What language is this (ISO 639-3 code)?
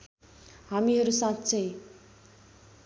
nep